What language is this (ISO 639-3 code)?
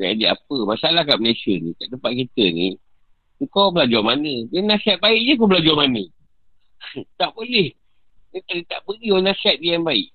msa